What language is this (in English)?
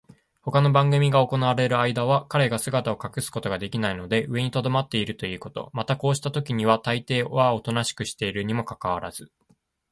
Japanese